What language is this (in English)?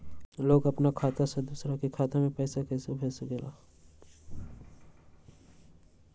Magahi